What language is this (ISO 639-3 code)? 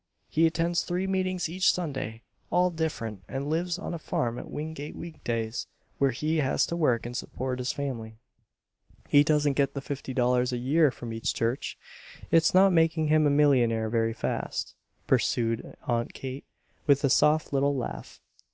eng